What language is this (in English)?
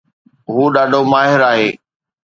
Sindhi